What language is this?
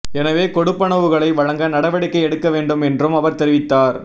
Tamil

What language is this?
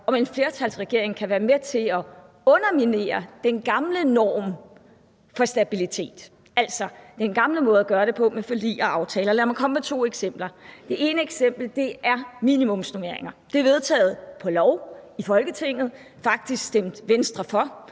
Danish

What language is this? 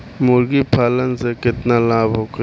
Bhojpuri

